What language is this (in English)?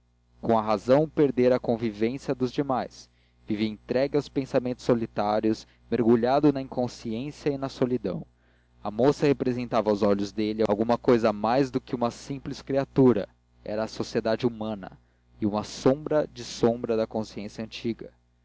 Portuguese